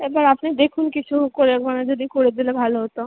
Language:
Bangla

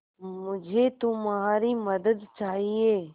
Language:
Hindi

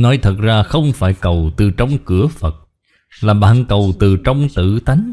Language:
Vietnamese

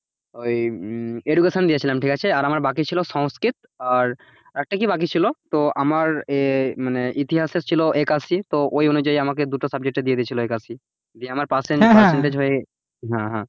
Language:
Bangla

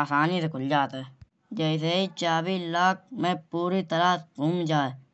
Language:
Kanauji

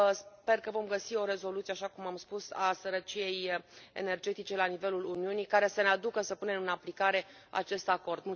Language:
Romanian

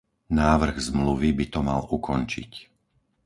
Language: Slovak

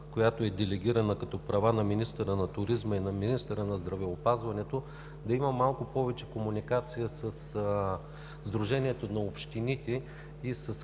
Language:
Bulgarian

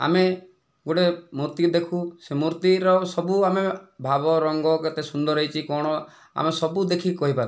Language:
Odia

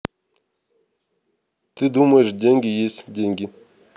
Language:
Russian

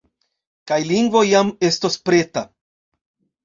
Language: Esperanto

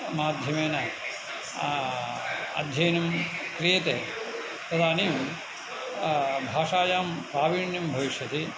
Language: Sanskrit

